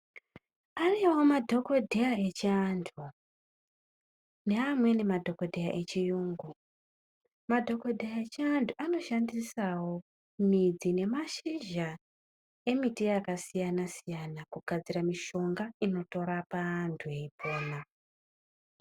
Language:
Ndau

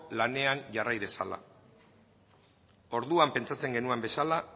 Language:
Basque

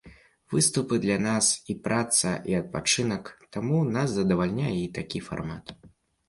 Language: Belarusian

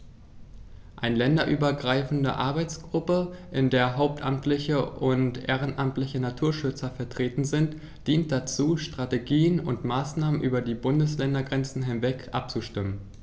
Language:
German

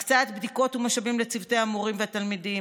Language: Hebrew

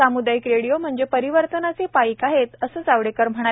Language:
Marathi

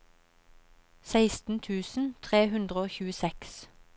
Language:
Norwegian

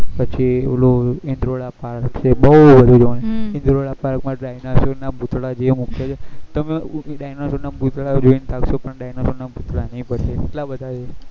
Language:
Gujarati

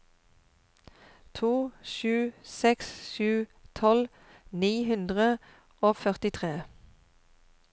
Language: Norwegian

